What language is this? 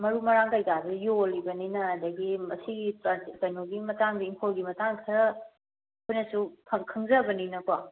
Manipuri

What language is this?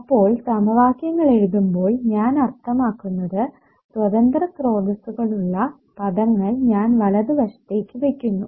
Malayalam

